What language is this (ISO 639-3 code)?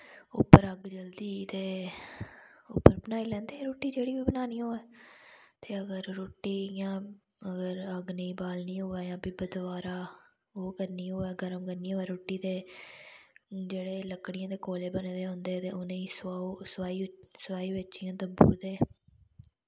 doi